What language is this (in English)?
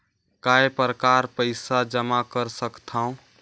Chhattisgarhi